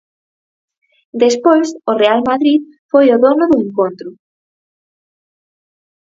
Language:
Galician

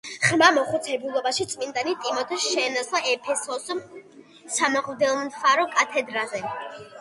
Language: Georgian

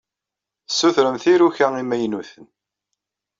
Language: Kabyle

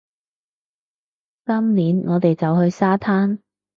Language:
Cantonese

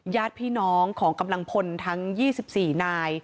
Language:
Thai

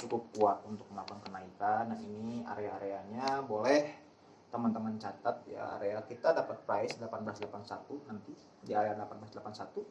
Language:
Indonesian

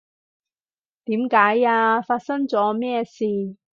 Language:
Cantonese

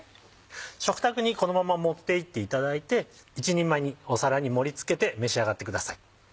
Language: Japanese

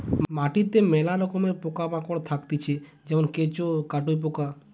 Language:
Bangla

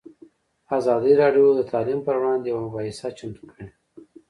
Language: Pashto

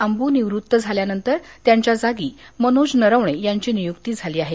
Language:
Marathi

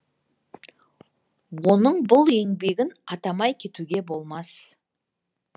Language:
Kazakh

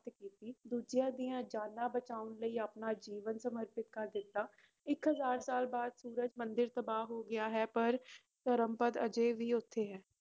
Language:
Punjabi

